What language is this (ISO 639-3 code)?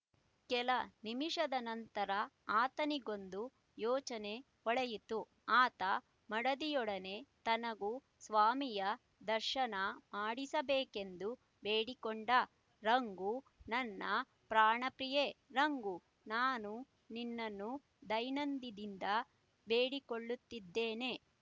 kan